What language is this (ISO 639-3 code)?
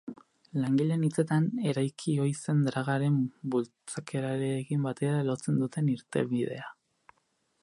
eus